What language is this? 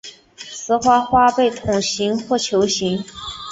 Chinese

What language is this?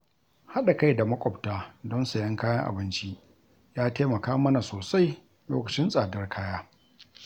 Hausa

